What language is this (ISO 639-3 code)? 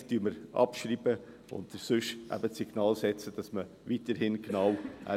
gsw